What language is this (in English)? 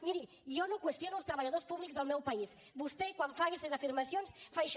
Catalan